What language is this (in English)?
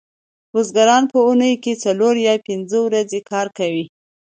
Pashto